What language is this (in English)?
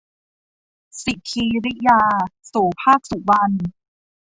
Thai